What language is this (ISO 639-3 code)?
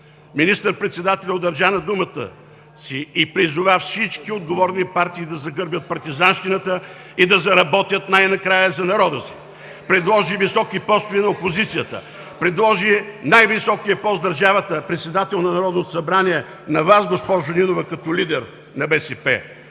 bul